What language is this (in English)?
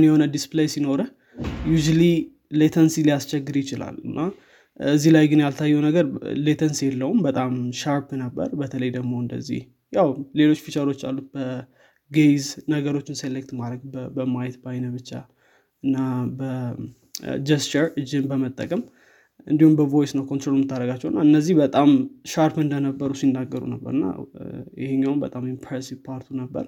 Amharic